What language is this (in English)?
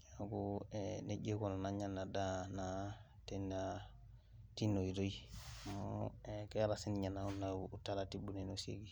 Masai